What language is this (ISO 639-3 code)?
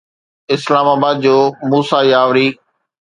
snd